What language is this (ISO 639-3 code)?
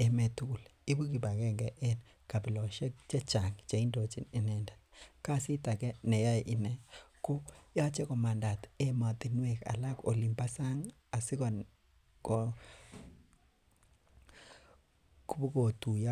kln